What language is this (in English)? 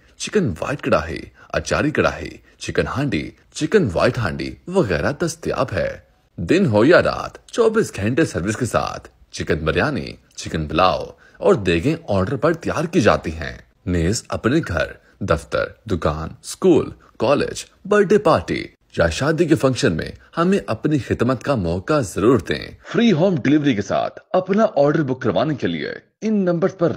Hindi